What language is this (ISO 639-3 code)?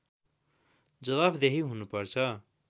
nep